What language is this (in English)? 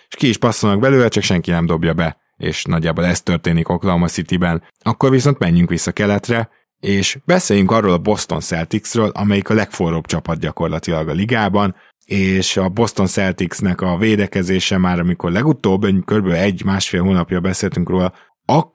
Hungarian